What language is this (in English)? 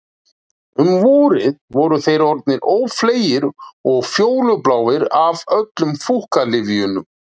Icelandic